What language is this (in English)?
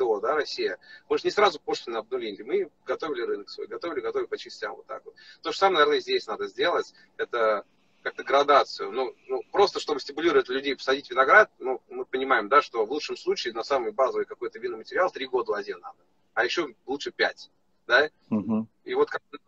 Russian